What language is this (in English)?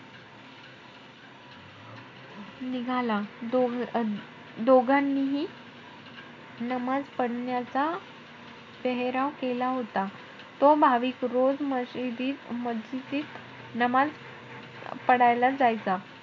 Marathi